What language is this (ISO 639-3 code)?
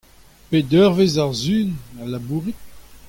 bre